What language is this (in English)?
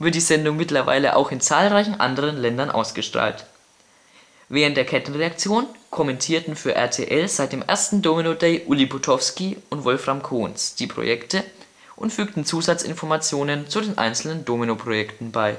German